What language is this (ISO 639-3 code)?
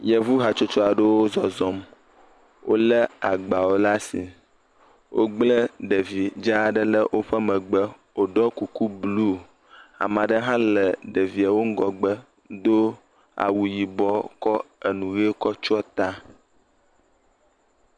ewe